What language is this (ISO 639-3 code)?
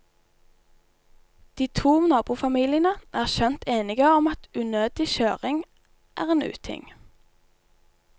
nor